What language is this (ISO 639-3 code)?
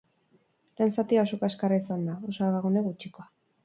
eus